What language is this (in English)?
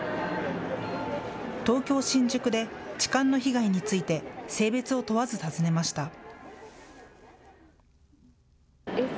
Japanese